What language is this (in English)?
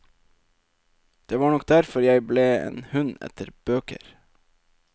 Norwegian